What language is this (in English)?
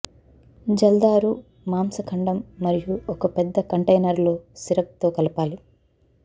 Telugu